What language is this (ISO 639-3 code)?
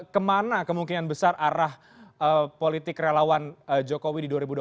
ind